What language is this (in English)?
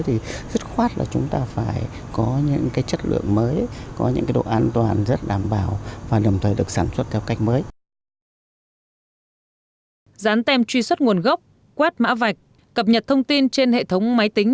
Vietnamese